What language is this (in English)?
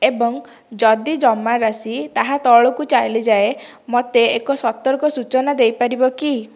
Odia